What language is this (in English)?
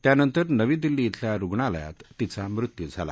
Marathi